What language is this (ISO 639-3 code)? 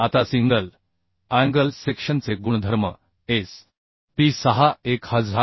mar